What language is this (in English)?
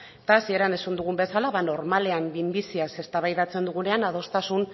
Basque